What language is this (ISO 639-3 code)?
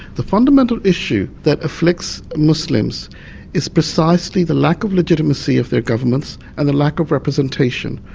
eng